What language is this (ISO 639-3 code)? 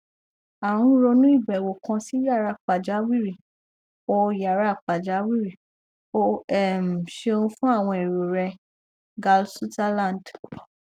yor